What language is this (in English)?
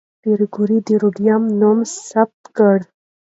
Pashto